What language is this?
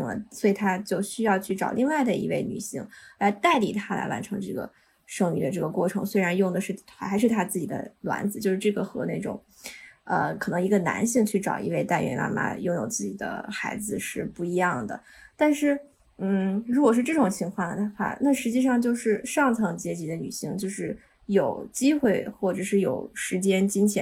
Chinese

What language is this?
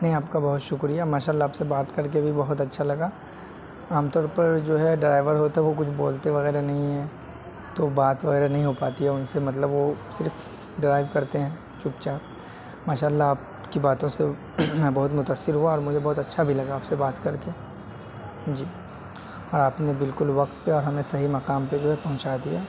Urdu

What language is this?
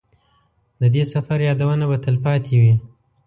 Pashto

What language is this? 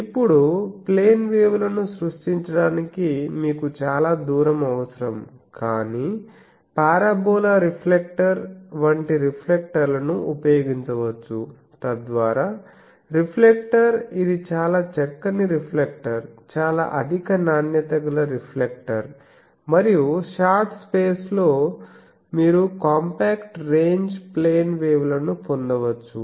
Telugu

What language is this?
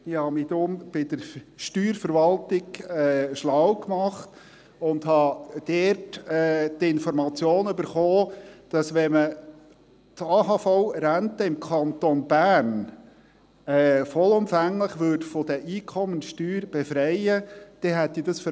Swiss German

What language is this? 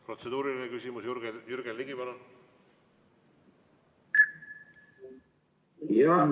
Estonian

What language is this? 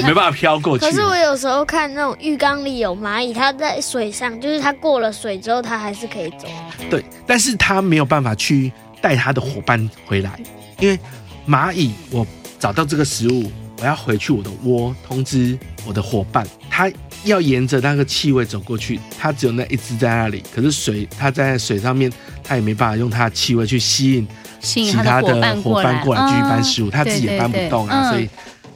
Chinese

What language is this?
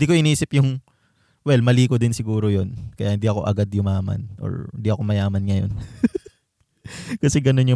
Filipino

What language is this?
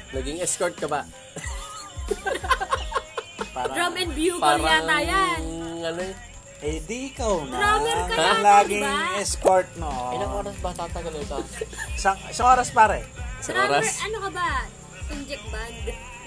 Filipino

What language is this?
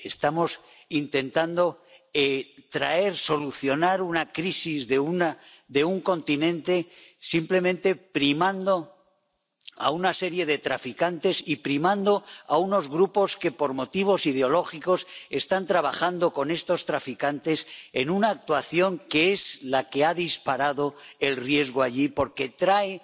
Spanish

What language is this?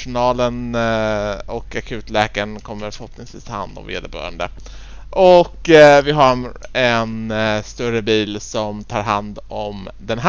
Swedish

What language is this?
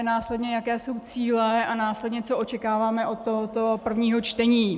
Czech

